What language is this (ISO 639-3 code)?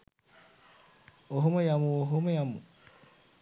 sin